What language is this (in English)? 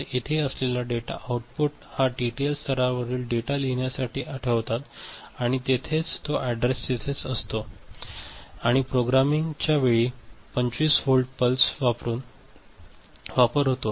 Marathi